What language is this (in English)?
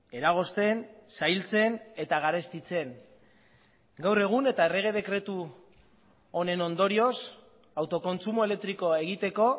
Basque